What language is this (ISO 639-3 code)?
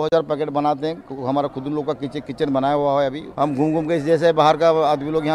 hin